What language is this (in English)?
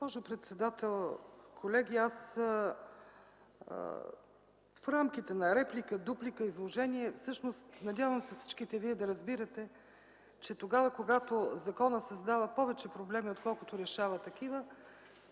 Bulgarian